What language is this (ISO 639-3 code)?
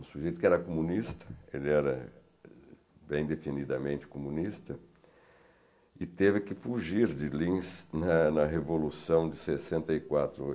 por